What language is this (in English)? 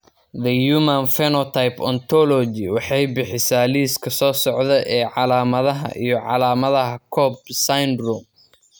Somali